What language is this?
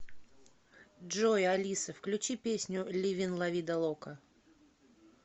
Russian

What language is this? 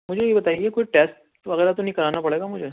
Urdu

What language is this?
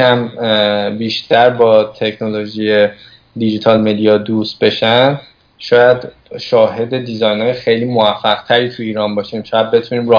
Persian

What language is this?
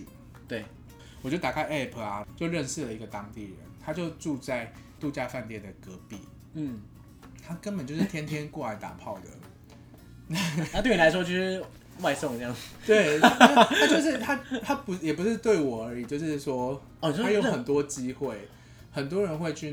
Chinese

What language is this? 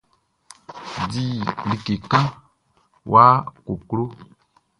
Baoulé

